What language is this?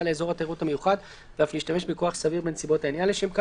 Hebrew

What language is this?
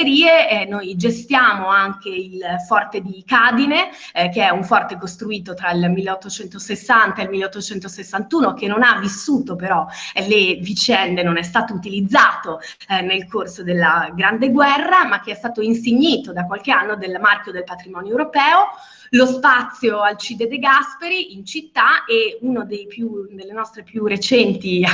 Italian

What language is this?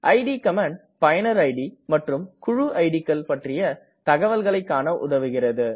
Tamil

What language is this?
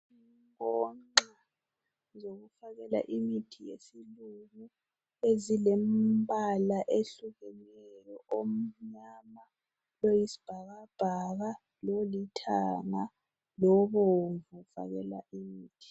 North Ndebele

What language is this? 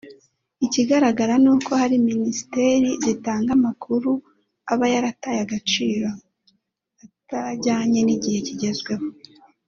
Kinyarwanda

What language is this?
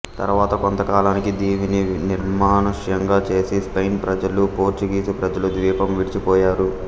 Telugu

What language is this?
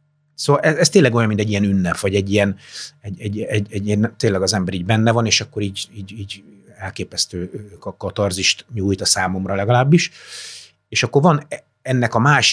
Hungarian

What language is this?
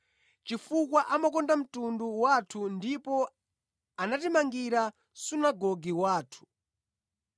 Nyanja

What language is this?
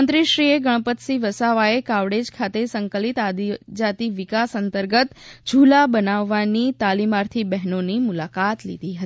Gujarati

